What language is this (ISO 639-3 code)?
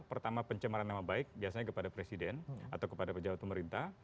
ind